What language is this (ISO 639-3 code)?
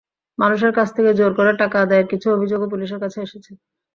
ben